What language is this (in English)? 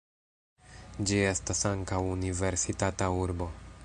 Esperanto